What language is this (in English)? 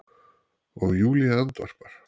Icelandic